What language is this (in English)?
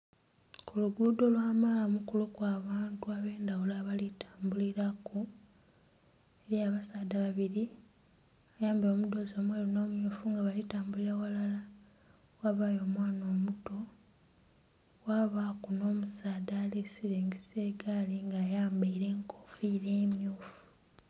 Soga